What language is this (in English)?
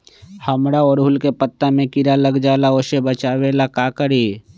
Magahi